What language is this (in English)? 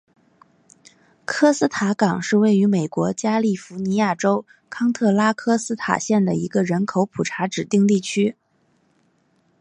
Chinese